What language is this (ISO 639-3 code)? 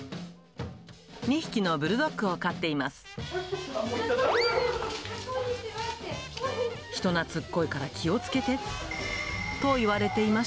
jpn